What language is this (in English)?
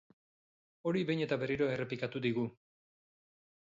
Basque